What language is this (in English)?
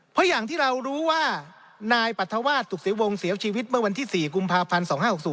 Thai